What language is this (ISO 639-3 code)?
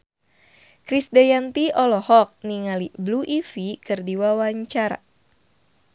sun